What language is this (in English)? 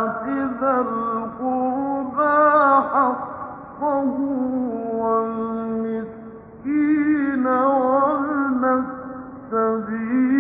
Arabic